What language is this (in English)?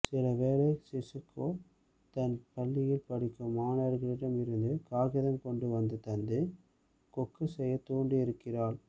Tamil